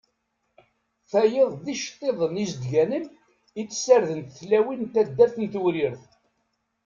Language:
Kabyle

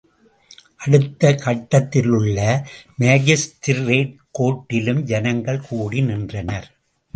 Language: Tamil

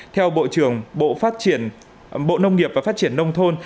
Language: Vietnamese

